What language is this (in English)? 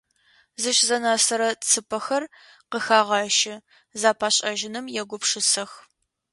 Adyghe